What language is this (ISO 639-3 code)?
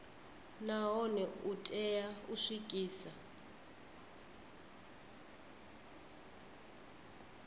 ven